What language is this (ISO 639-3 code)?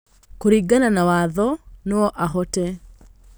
kik